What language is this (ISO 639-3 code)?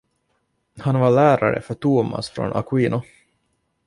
swe